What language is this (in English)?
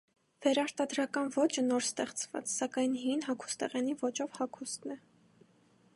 Armenian